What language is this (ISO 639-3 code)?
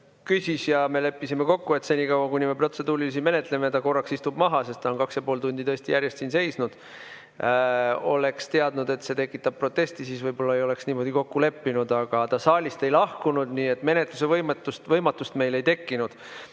est